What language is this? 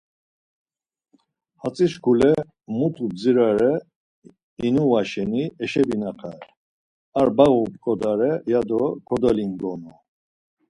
Laz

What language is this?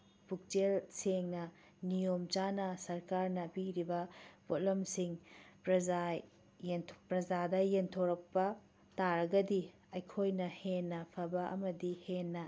Manipuri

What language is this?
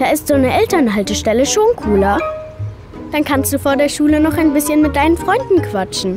German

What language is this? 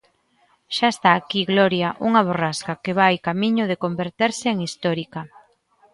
Galician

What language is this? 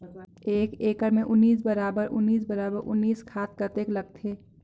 Chhattisgarhi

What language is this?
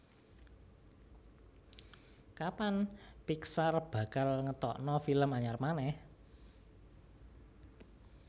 Javanese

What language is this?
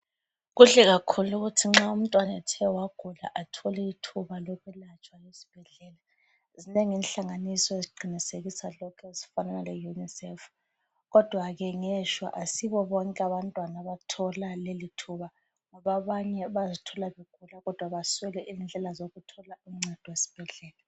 North Ndebele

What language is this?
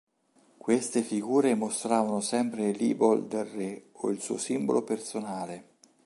Italian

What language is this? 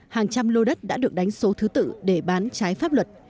Vietnamese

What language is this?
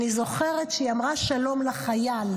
Hebrew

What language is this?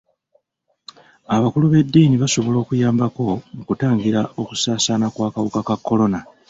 Ganda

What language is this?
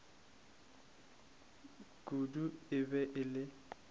Northern Sotho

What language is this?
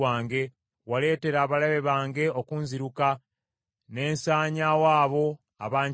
Ganda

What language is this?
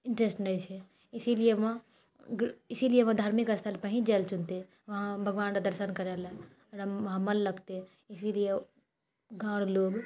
Maithili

